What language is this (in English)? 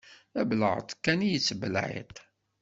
Kabyle